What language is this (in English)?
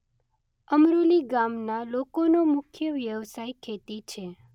Gujarati